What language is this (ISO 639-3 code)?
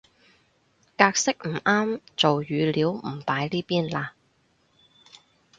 yue